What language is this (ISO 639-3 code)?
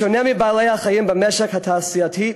heb